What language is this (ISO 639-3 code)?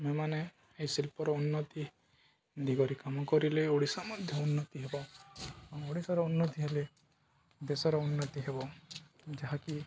ori